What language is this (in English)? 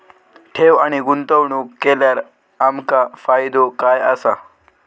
Marathi